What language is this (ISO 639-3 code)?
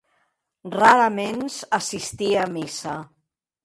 oci